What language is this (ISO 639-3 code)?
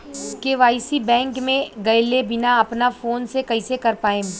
bho